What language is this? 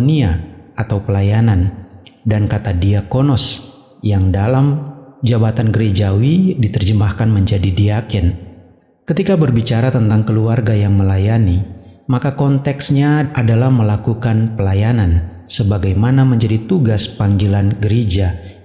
Indonesian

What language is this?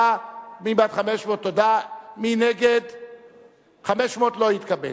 Hebrew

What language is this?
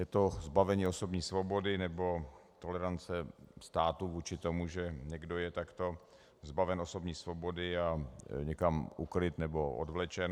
Czech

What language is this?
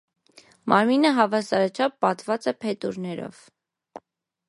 Armenian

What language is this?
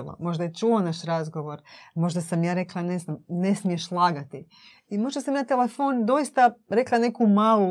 Croatian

